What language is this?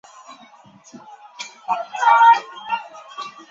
Chinese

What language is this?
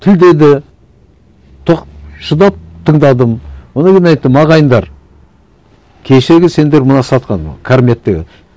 Kazakh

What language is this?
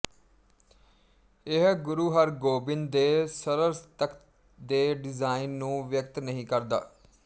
Punjabi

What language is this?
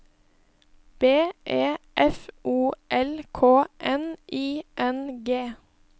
Norwegian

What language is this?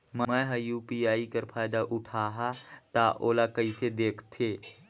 Chhattisgarhi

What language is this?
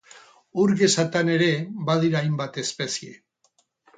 Basque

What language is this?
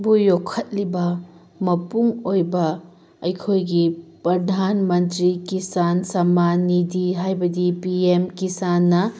Manipuri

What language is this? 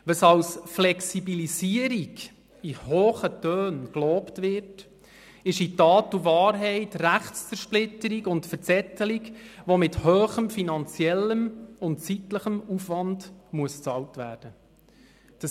Swiss German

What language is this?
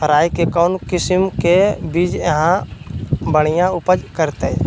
Magahi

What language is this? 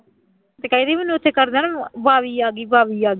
Punjabi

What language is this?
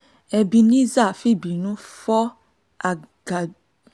Yoruba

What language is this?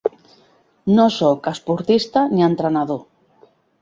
Catalan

